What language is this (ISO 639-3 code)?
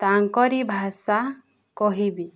ori